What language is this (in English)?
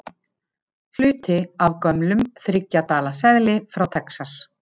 Icelandic